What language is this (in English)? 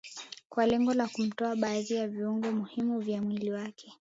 Swahili